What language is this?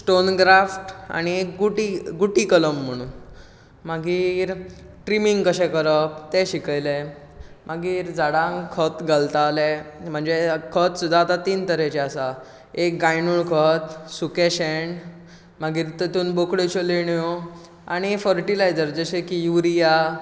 Konkani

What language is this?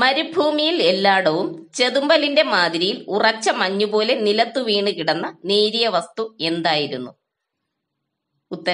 Turkish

